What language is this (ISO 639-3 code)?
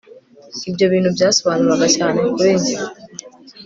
kin